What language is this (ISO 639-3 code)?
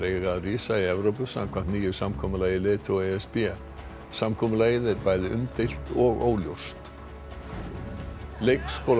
isl